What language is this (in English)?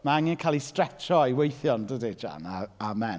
Welsh